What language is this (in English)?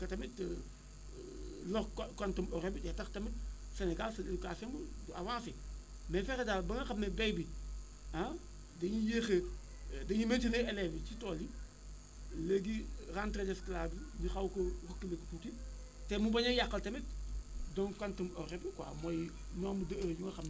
Wolof